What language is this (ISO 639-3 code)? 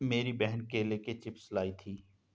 hin